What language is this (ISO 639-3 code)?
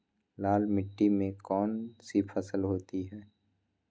mag